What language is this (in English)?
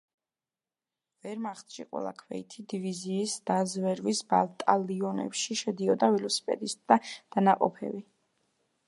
Georgian